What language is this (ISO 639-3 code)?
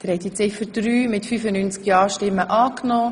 gsw